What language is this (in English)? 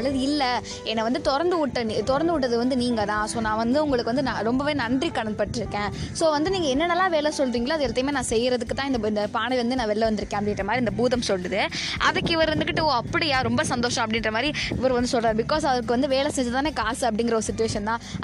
Tamil